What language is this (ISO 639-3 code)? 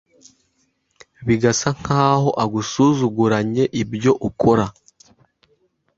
kin